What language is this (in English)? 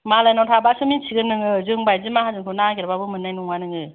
Bodo